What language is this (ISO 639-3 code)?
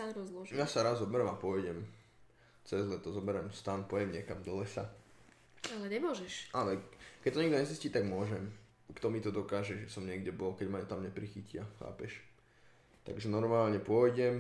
slk